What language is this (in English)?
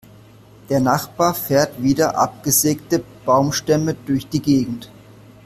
German